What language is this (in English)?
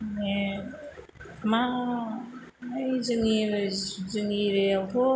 Bodo